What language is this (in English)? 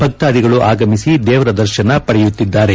Kannada